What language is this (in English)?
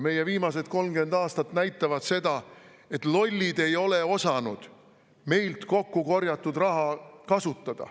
Estonian